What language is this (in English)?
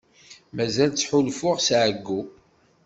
Kabyle